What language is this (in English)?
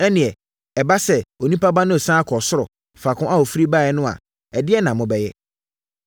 Akan